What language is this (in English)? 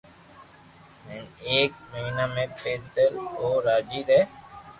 Loarki